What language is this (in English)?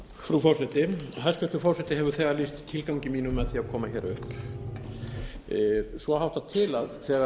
Icelandic